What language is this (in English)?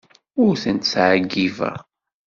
Kabyle